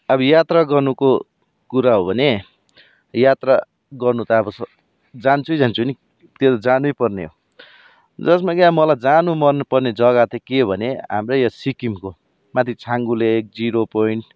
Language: Nepali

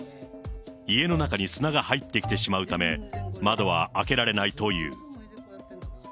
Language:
Japanese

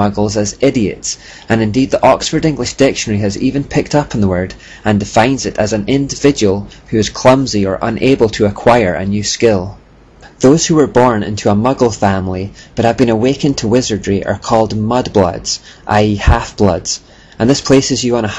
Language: English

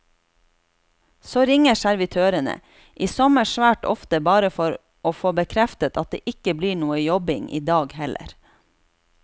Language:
Norwegian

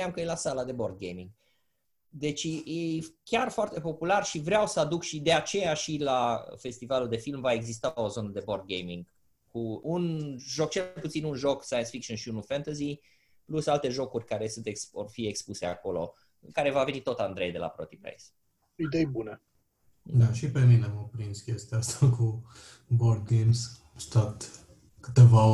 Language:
Romanian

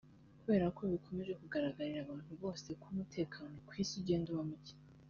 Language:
Kinyarwanda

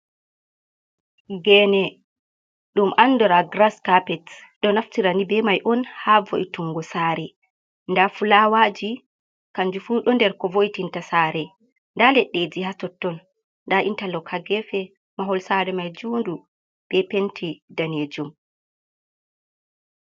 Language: Fula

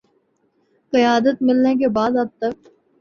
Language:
Urdu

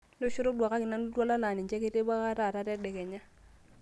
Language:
Masai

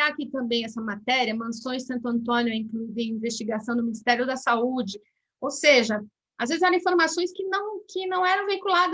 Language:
Portuguese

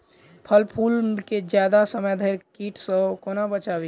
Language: Maithili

